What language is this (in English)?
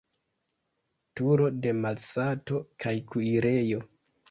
Esperanto